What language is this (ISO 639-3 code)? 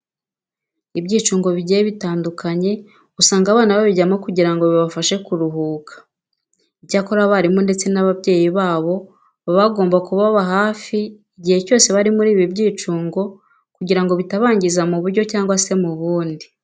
kin